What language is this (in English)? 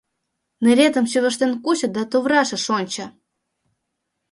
Mari